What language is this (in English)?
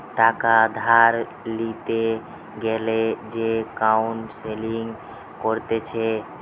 Bangla